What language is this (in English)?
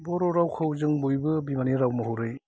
Bodo